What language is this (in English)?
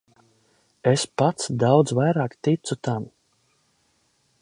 Latvian